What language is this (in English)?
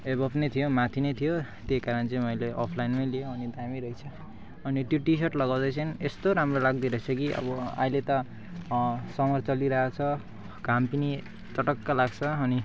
Nepali